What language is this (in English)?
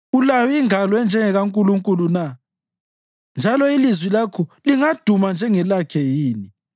North Ndebele